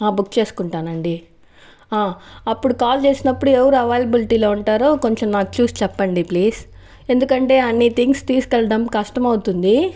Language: Telugu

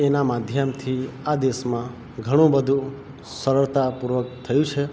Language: Gujarati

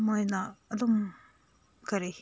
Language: Manipuri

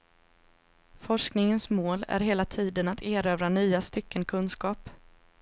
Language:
Swedish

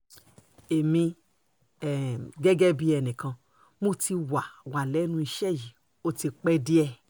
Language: Yoruba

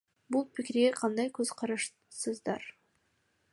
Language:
Kyrgyz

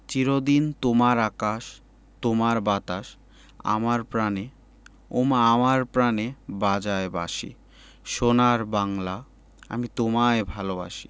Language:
Bangla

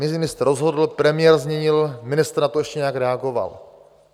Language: Czech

